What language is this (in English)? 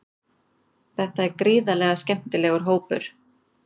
Icelandic